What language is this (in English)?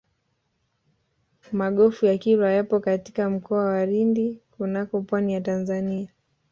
Swahili